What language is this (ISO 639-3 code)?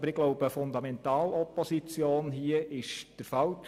gsw